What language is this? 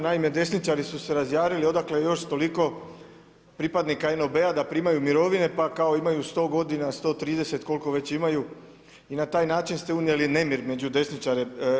Croatian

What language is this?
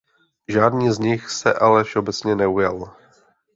Czech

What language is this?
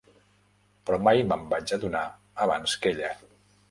Catalan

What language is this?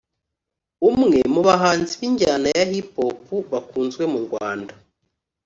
Kinyarwanda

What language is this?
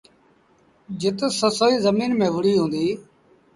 Sindhi Bhil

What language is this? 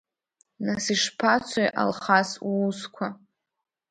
Abkhazian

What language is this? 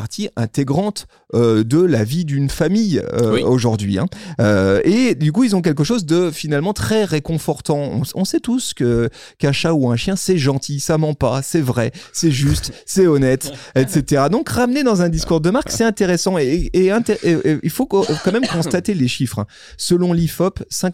French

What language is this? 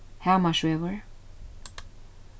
Faroese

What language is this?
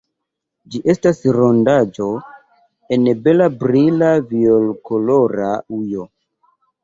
Esperanto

